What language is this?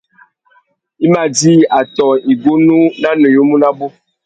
Tuki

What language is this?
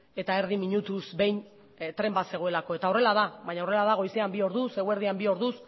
Basque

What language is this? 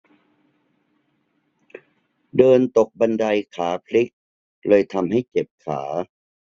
Thai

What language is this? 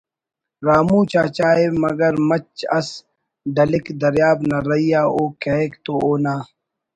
Brahui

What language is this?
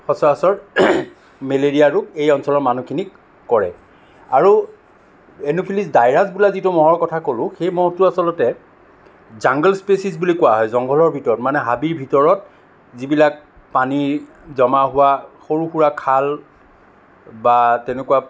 Assamese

